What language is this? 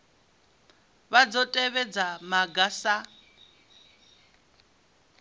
Venda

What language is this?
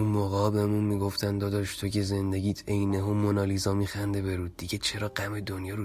Persian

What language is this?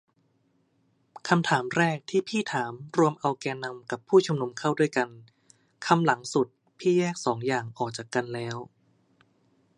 Thai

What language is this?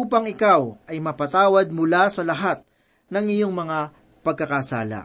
Filipino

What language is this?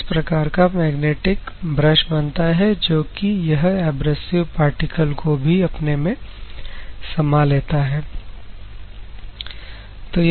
Hindi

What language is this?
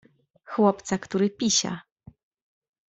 Polish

